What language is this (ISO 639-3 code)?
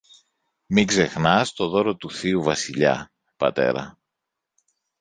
ell